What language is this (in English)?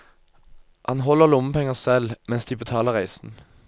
Norwegian